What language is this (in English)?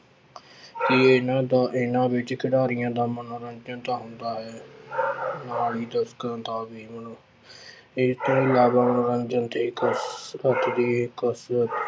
Punjabi